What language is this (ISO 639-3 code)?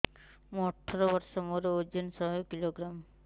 ori